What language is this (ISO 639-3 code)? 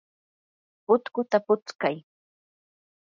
qur